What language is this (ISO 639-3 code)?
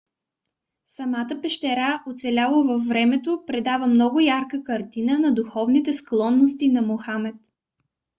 bul